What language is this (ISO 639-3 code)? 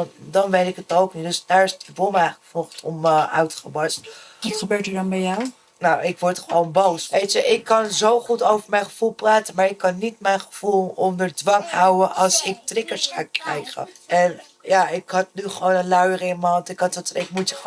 nld